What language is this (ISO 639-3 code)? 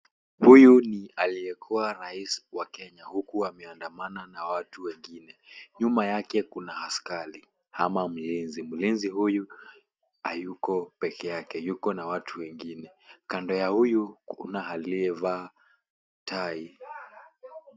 swa